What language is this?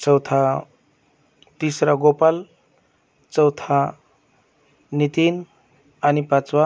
Marathi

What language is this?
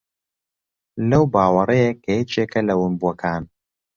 Central Kurdish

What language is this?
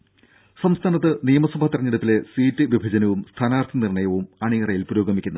Malayalam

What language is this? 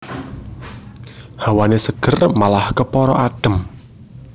Javanese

